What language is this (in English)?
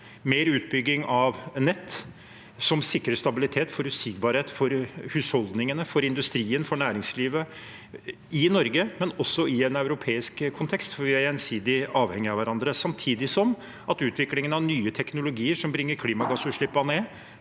Norwegian